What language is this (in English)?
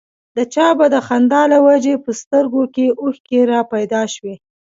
Pashto